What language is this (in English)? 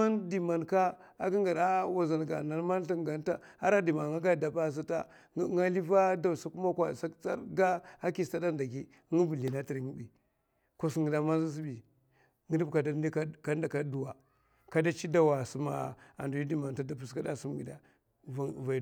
Mafa